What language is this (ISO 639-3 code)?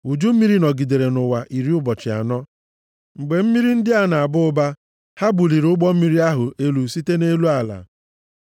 ibo